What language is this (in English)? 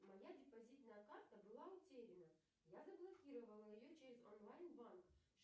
Russian